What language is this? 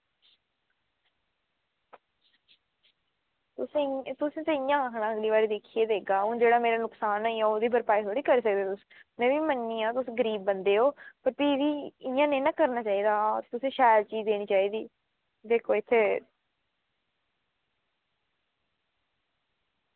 Dogri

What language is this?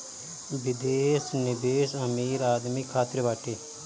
Bhojpuri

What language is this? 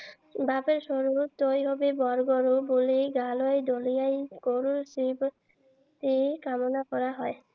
Assamese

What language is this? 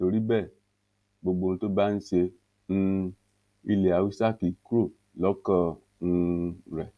Yoruba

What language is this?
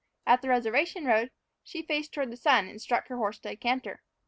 English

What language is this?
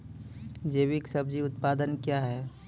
Maithili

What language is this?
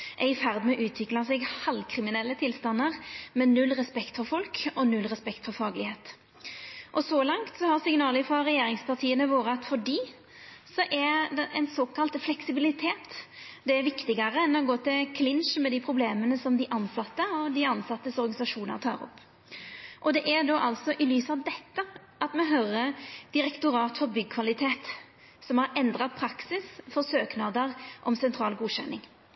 Norwegian Nynorsk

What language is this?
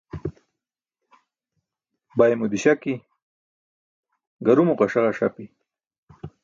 Burushaski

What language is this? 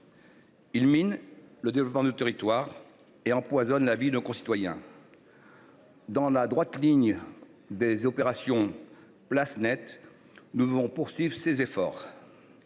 French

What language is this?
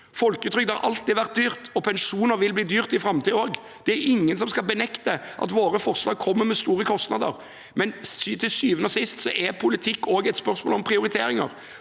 Norwegian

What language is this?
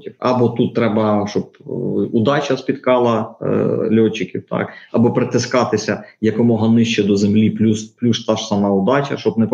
Ukrainian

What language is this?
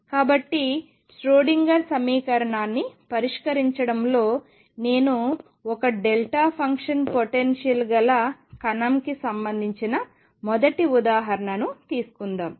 Telugu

